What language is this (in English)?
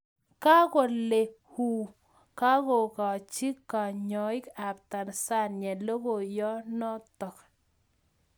Kalenjin